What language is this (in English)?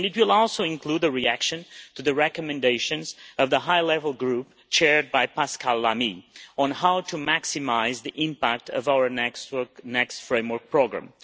English